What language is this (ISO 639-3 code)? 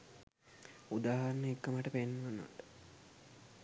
sin